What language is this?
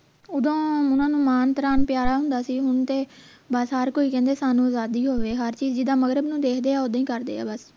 Punjabi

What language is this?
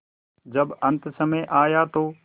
Hindi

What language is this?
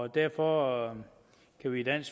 Danish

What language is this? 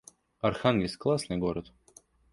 Russian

